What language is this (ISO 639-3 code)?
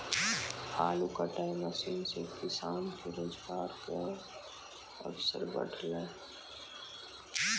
mai